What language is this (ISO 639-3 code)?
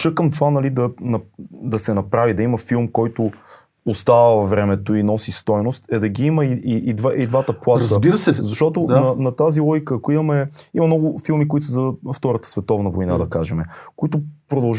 bul